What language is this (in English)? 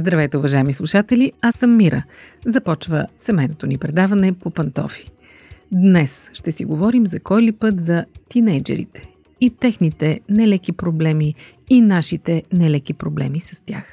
Bulgarian